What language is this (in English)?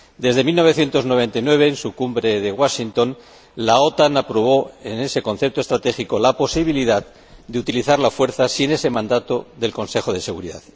Spanish